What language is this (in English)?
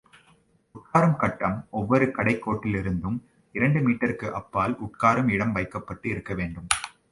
Tamil